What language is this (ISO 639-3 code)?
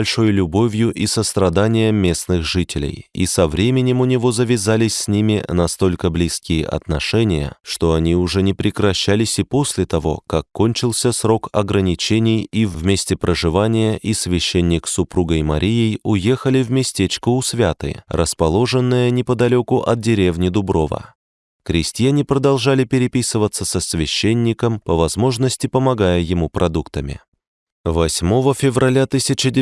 rus